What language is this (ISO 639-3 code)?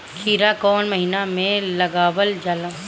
bho